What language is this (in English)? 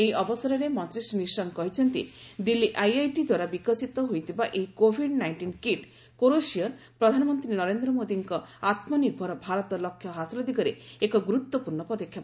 Odia